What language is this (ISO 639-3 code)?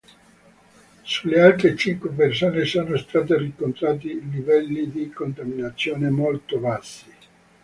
ita